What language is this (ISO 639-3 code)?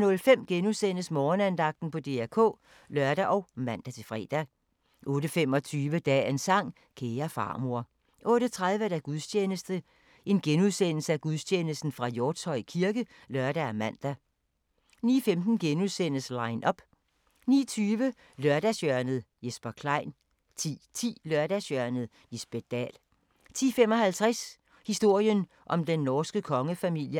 dan